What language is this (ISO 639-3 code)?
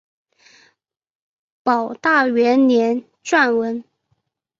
zho